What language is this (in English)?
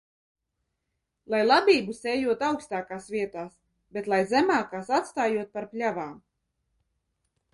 Latvian